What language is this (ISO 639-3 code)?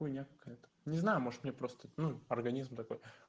rus